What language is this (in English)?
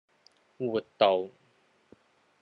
Cantonese